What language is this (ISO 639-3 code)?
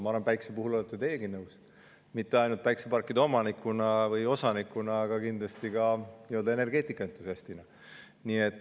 est